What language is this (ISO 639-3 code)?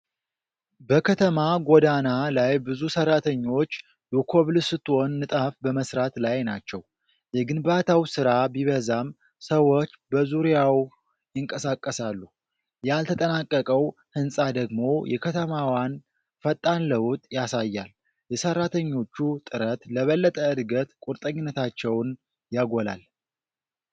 amh